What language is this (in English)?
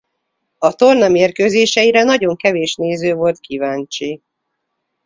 Hungarian